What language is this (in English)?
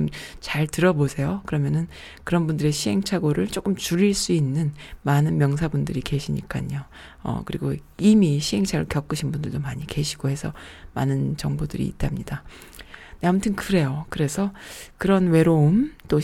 Korean